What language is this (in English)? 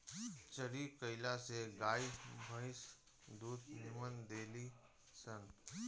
Bhojpuri